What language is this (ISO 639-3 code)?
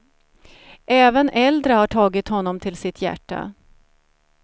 swe